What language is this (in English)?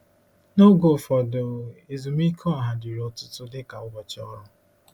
Igbo